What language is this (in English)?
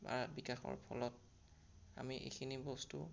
Assamese